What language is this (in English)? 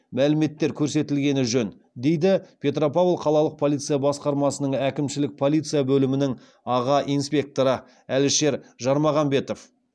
Kazakh